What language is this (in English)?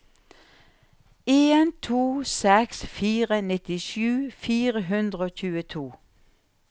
Norwegian